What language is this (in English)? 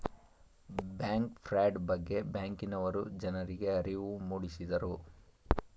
Kannada